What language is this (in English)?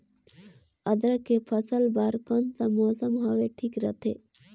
Chhattisgarhi